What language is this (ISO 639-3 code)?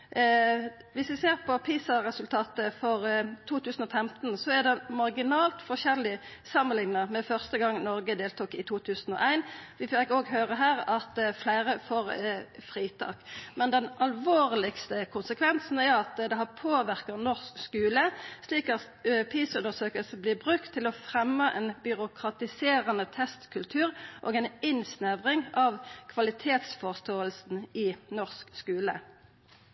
nno